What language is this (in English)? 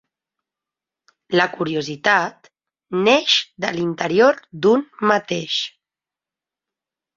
Catalan